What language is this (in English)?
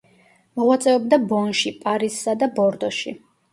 Georgian